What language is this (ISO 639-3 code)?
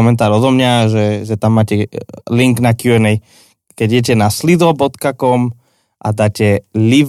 slk